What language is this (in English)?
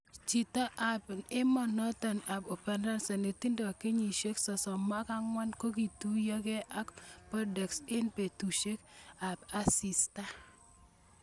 Kalenjin